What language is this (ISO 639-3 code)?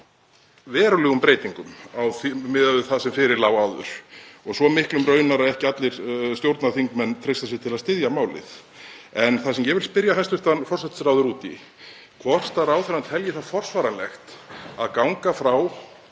isl